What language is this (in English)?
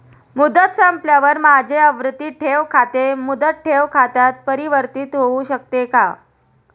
Marathi